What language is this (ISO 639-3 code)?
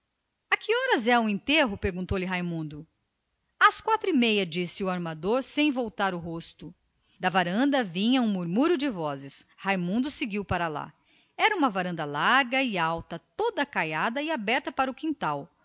por